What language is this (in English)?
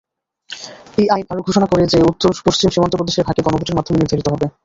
Bangla